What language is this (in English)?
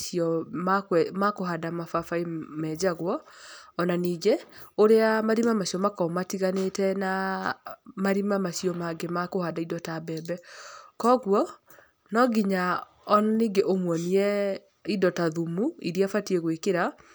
Kikuyu